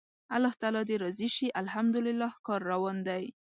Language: Pashto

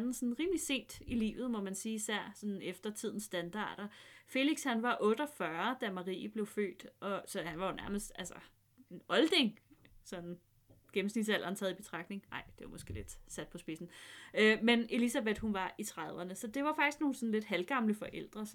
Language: Danish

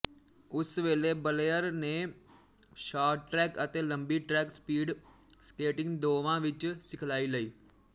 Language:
Punjabi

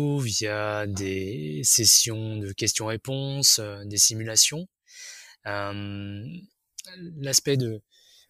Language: French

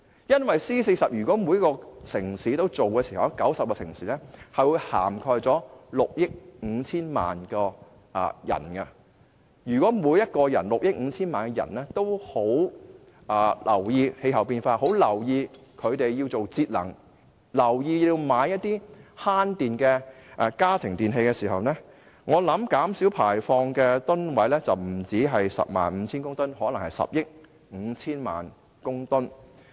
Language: Cantonese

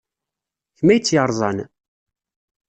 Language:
Kabyle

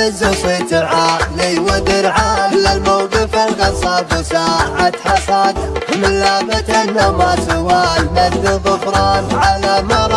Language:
Arabic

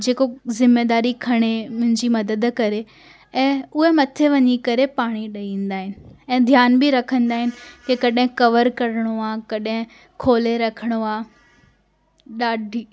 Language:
Sindhi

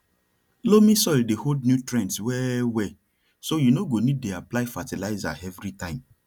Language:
Nigerian Pidgin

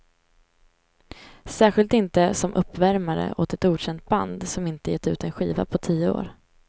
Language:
Swedish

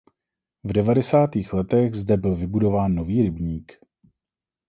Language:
Czech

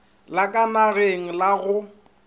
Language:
Northern Sotho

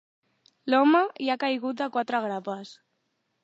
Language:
Catalan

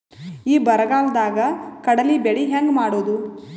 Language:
Kannada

